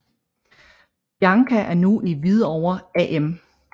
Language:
Danish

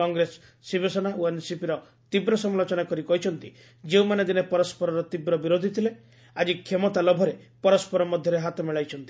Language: Odia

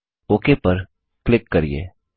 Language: Hindi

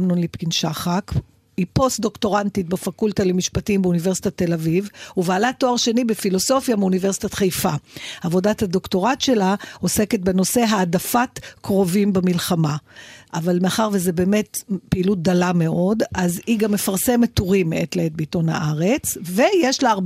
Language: Hebrew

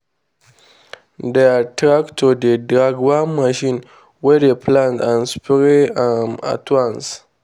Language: Nigerian Pidgin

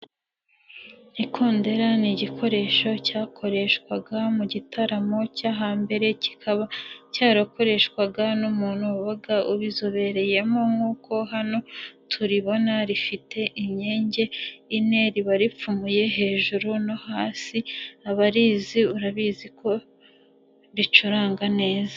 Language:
Kinyarwanda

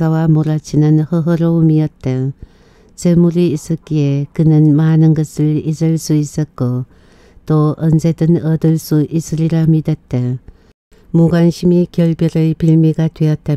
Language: Korean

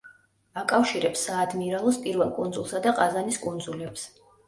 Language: Georgian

